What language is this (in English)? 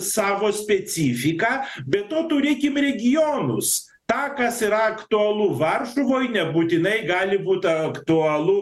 Lithuanian